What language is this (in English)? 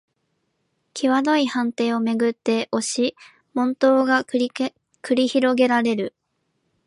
Japanese